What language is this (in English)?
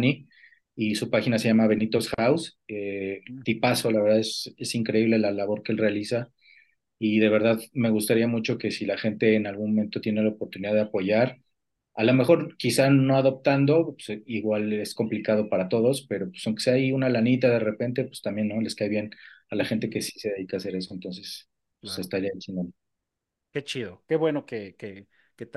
Spanish